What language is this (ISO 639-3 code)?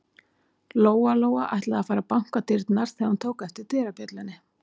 isl